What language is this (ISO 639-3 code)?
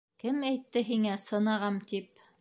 bak